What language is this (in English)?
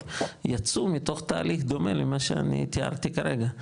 Hebrew